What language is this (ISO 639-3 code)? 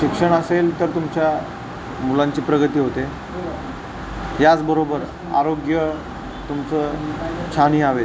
mar